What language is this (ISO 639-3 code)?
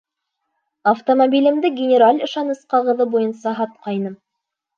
bak